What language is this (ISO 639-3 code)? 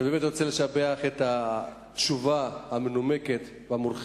heb